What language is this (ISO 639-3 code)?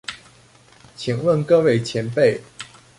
zho